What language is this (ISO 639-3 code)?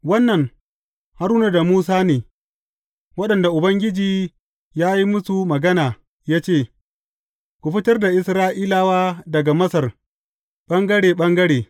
hau